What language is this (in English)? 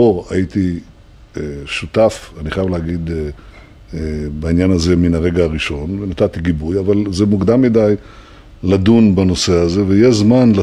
Hebrew